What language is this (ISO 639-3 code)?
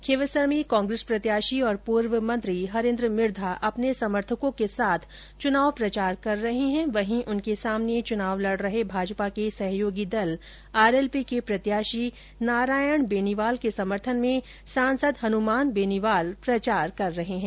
hin